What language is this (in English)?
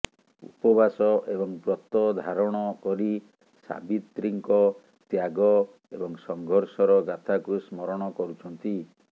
Odia